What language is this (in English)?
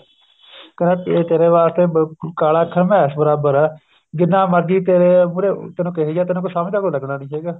Punjabi